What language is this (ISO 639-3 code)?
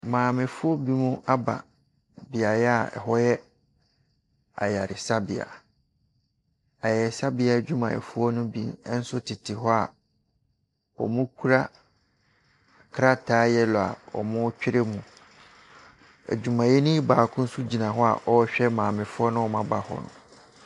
aka